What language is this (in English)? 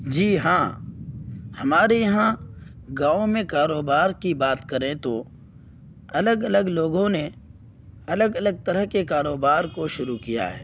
Urdu